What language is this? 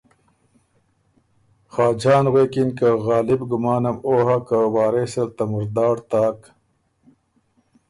Ormuri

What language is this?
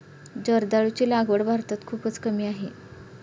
Marathi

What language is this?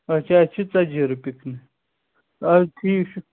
Kashmiri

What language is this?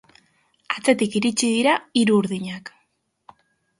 Basque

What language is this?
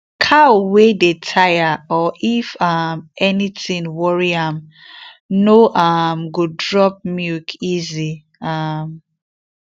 Nigerian Pidgin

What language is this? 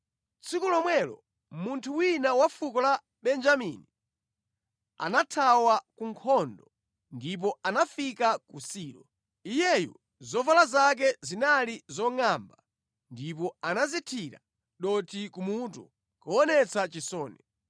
Nyanja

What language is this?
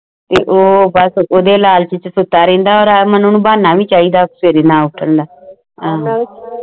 Punjabi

